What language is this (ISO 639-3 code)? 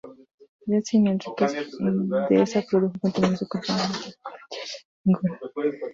spa